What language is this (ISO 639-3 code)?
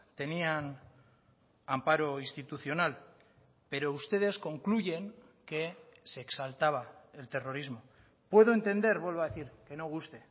spa